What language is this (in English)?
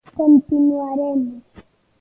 Galician